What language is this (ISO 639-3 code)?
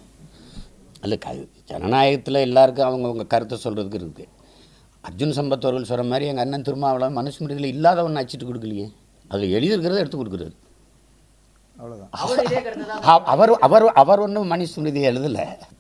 ind